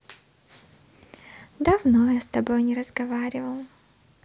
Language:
Russian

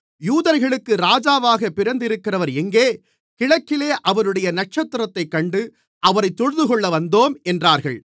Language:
Tamil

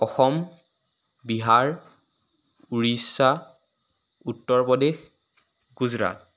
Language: Assamese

